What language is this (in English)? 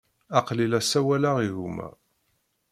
Kabyle